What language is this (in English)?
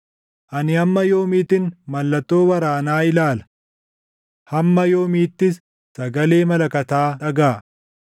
Oromo